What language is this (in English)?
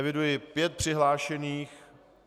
Czech